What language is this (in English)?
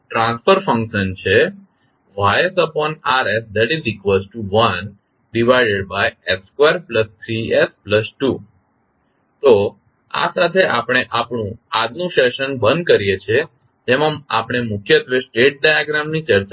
Gujarati